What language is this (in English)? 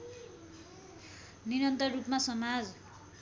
Nepali